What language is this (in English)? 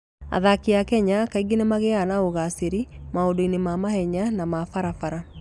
Kikuyu